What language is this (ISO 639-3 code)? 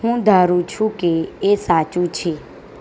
guj